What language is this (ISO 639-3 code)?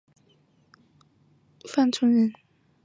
zho